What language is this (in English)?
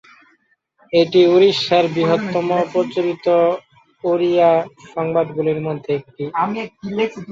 Bangla